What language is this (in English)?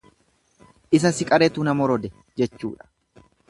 Oromo